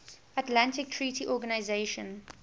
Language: English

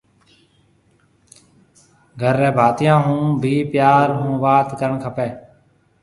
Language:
Marwari (Pakistan)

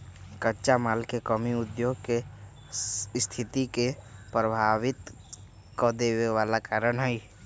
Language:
Magahi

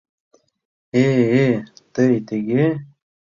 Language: Mari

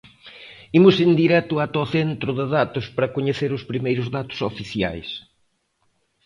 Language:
Galician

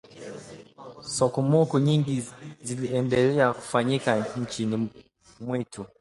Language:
Swahili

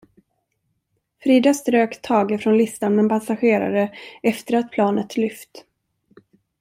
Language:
Swedish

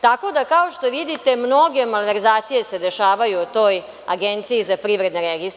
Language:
Serbian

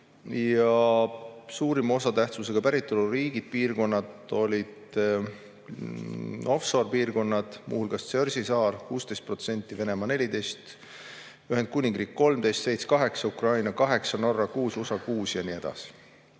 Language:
Estonian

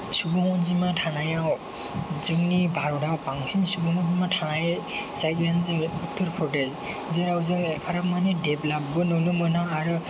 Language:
Bodo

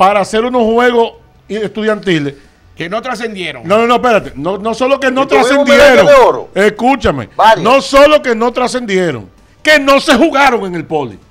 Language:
Spanish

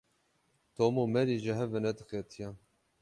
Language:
Kurdish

